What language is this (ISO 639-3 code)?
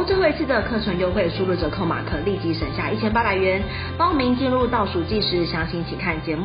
zho